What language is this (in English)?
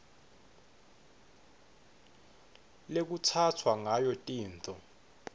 Swati